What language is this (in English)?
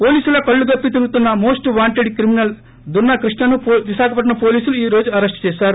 Telugu